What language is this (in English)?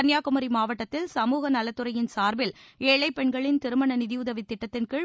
Tamil